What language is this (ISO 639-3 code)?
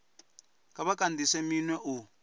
ven